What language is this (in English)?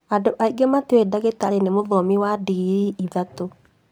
Kikuyu